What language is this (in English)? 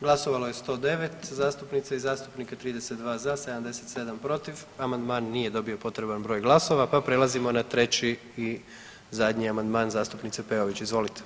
Croatian